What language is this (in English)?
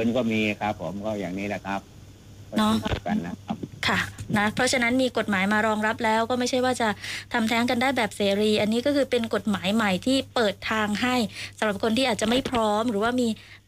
Thai